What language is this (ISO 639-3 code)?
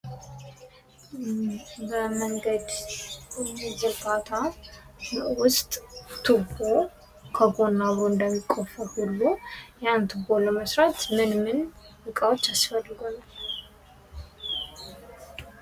amh